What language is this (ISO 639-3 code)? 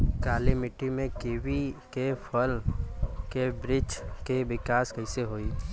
bho